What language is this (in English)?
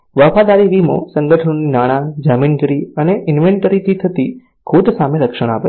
Gujarati